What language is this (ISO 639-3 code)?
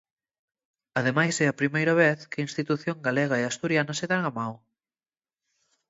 glg